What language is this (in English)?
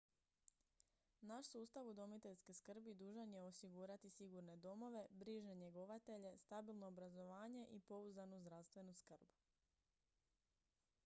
Croatian